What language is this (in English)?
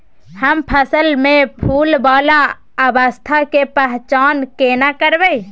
Maithili